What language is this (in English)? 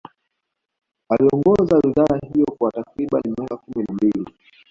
Swahili